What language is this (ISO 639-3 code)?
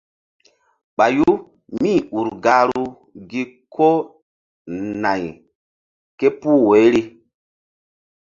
mdd